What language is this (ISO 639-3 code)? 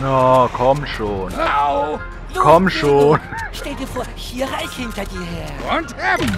deu